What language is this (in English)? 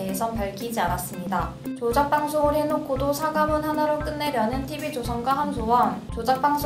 Korean